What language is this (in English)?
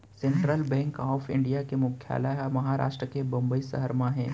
Chhattisgarhi